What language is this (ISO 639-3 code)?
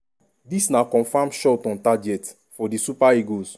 pcm